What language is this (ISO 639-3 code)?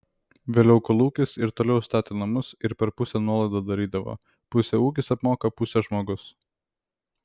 lit